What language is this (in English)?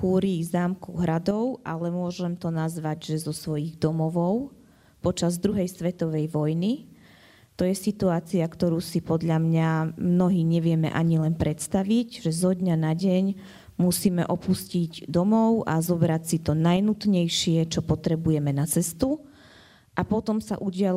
Slovak